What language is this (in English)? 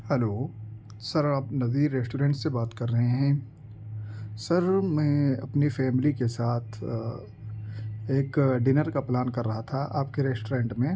Urdu